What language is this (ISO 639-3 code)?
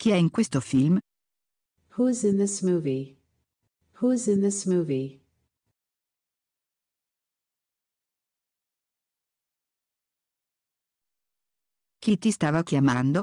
ita